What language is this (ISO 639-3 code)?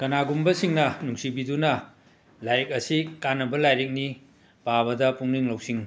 mni